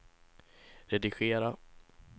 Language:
Swedish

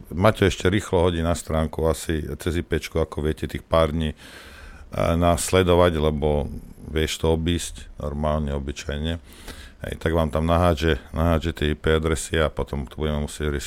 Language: Slovak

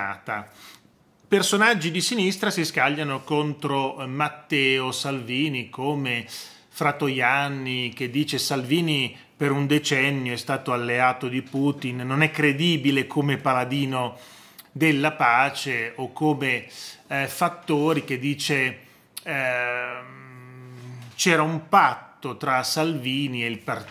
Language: Italian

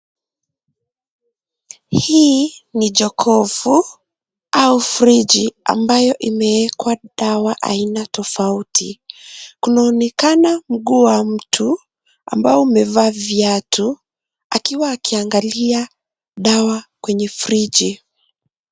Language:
Swahili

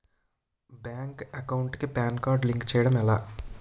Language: Telugu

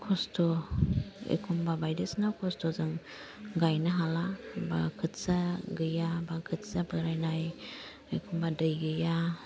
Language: Bodo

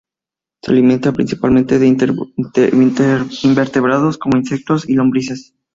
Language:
Spanish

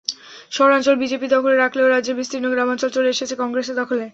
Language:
Bangla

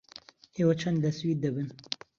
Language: Central Kurdish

